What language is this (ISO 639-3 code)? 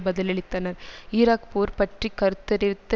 tam